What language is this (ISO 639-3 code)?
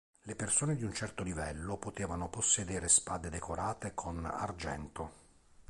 ita